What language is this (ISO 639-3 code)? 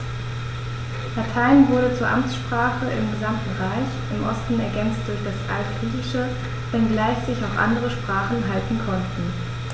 deu